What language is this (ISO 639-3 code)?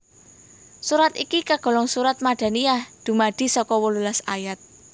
jav